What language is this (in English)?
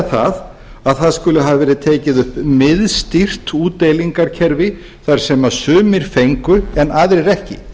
Icelandic